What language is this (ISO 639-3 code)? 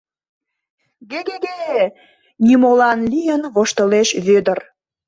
chm